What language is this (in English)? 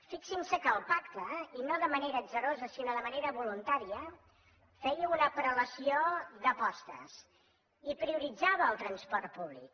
Catalan